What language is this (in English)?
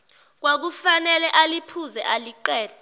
Zulu